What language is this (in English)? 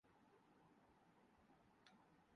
Urdu